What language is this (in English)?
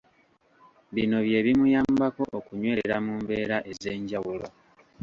Ganda